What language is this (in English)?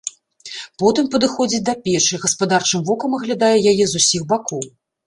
Belarusian